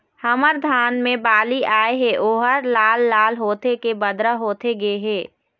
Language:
Chhattisgarhi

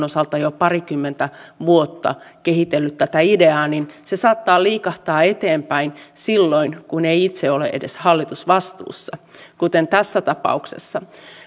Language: Finnish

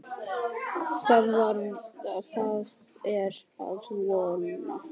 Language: Icelandic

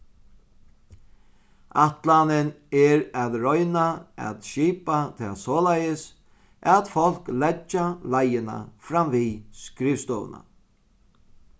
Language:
Faroese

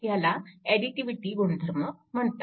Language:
Marathi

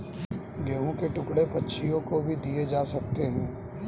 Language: Hindi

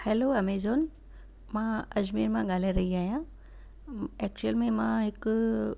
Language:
Sindhi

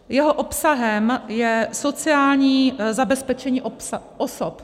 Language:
Czech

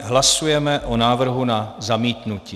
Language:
Czech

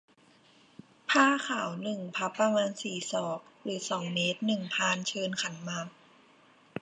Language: Thai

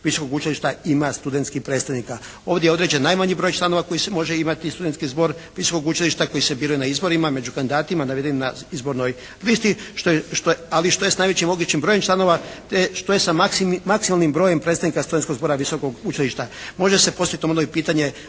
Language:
Croatian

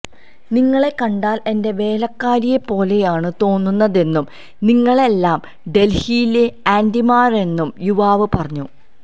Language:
Malayalam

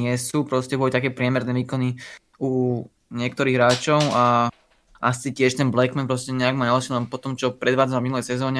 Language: Slovak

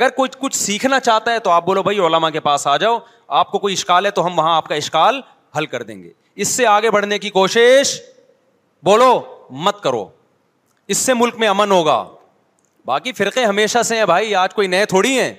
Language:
Urdu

